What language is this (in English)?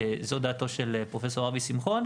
Hebrew